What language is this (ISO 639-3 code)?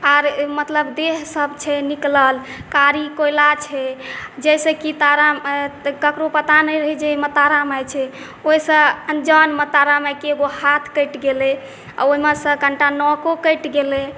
mai